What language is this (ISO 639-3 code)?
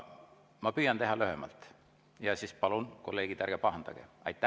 est